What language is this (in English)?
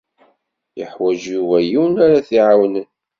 Kabyle